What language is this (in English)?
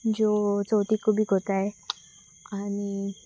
Konkani